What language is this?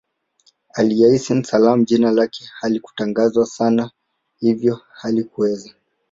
Swahili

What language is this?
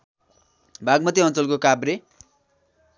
Nepali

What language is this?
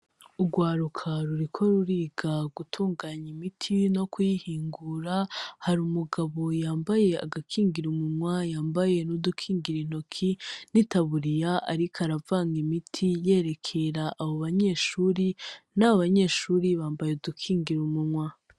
Rundi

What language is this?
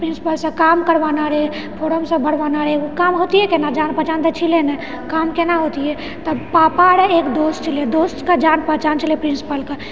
Maithili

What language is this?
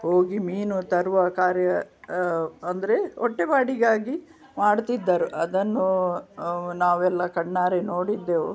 Kannada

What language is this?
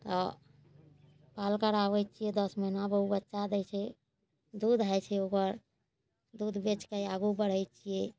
Maithili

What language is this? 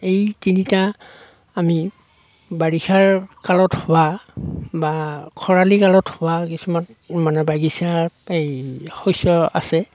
Assamese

